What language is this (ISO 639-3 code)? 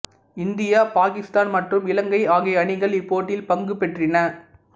tam